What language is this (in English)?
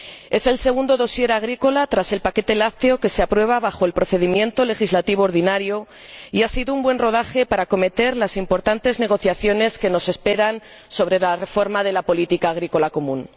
Spanish